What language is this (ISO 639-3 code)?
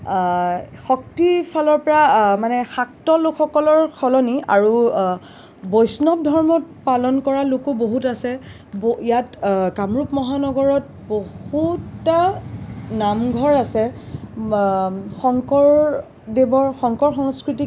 asm